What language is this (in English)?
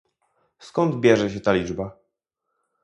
Polish